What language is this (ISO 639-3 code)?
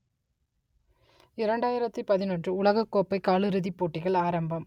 tam